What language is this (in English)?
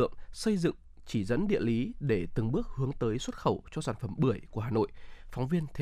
Vietnamese